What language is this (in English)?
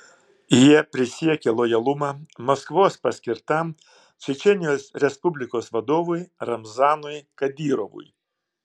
Lithuanian